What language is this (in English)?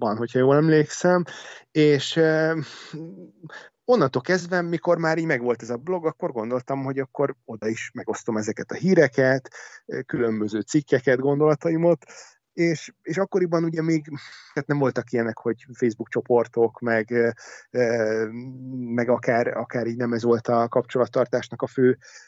Hungarian